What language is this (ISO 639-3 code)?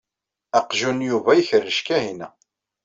kab